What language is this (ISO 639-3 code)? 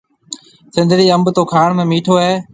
mve